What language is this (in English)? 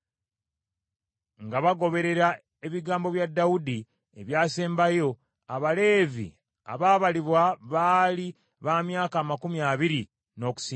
Ganda